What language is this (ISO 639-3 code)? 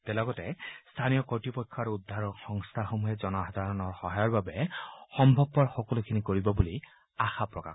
asm